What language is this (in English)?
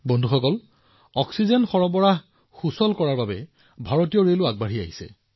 Assamese